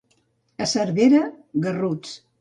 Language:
Catalan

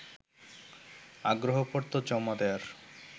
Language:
Bangla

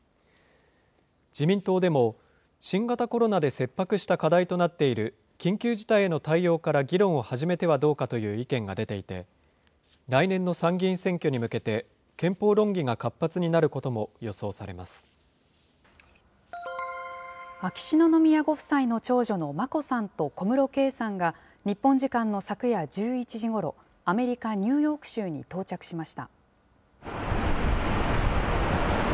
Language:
Japanese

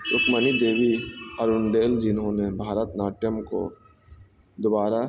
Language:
Urdu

